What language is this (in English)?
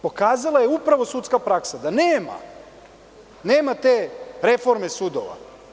Serbian